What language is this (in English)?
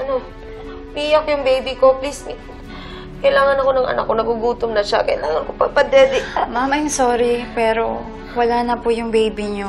Filipino